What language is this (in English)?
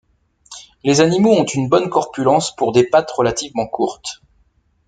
French